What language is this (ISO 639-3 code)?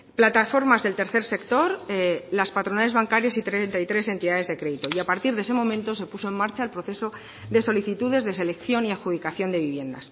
spa